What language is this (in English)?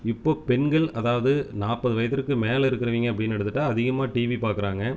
Tamil